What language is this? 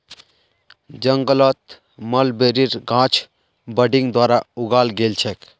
Magahi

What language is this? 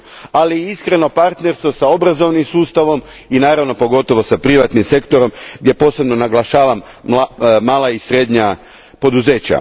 Croatian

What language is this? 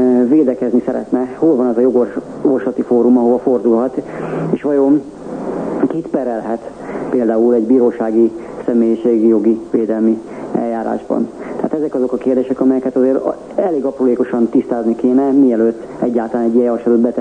Hungarian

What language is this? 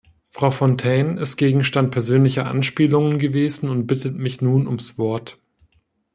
German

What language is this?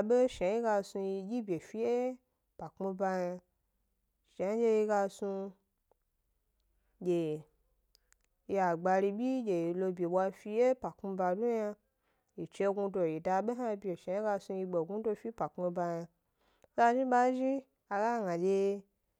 Gbari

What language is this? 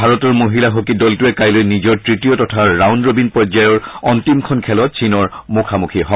Assamese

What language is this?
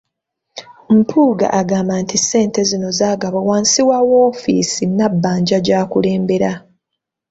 Ganda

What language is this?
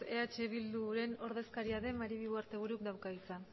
Basque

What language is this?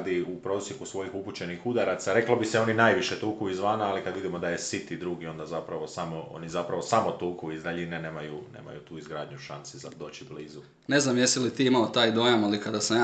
Croatian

